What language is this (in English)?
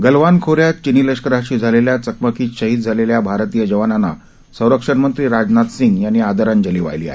Marathi